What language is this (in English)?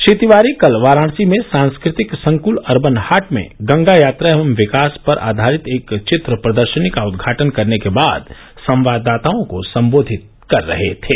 Hindi